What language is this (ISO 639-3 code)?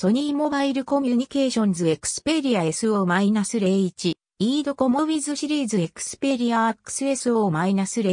jpn